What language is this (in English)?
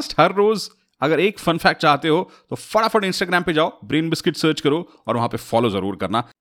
Hindi